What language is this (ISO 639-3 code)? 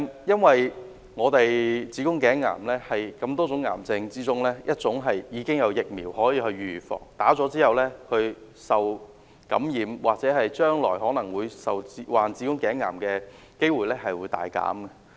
yue